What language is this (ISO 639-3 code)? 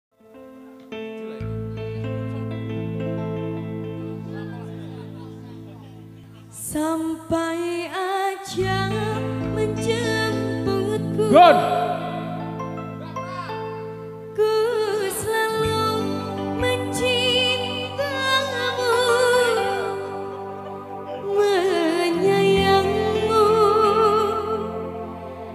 ind